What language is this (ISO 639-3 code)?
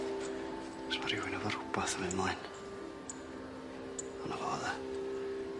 cym